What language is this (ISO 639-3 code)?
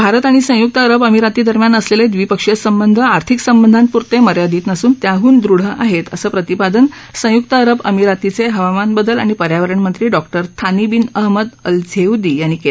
mar